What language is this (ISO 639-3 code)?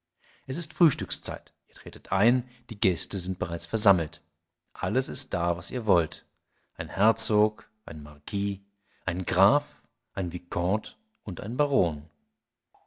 deu